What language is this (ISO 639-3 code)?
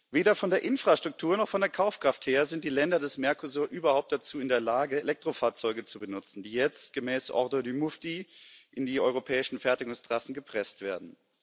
deu